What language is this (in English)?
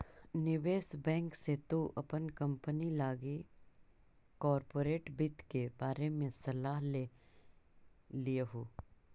Magahi